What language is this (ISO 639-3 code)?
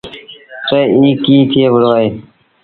sbn